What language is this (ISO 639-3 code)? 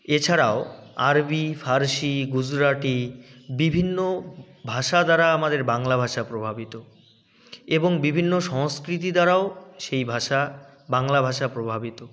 ben